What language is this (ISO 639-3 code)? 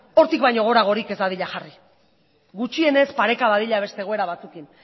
eus